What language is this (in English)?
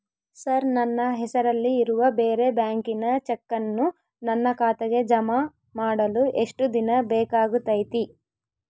Kannada